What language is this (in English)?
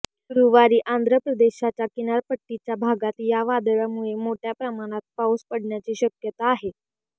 Marathi